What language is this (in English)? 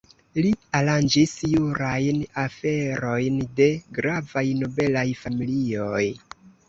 Esperanto